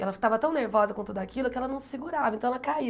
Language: Portuguese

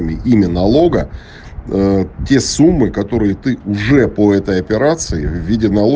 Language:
Russian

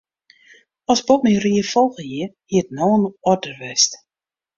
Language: Western Frisian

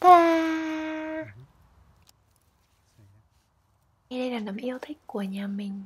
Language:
Vietnamese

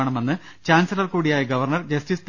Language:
Malayalam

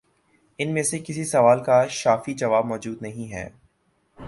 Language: Urdu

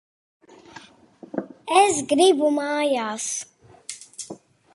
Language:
Latvian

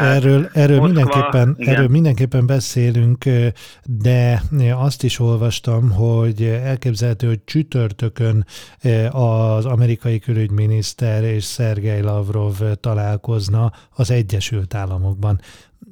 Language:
Hungarian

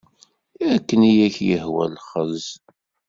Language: Kabyle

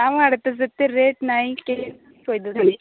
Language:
Odia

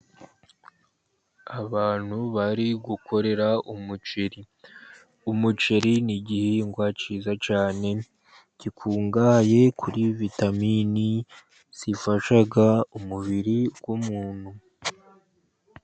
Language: Kinyarwanda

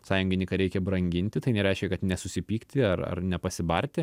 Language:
Lithuanian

